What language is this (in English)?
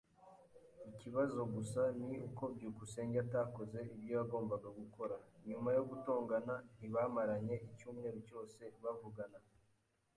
Kinyarwanda